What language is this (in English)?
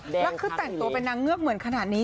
Thai